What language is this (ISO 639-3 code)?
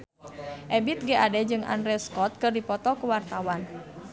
sun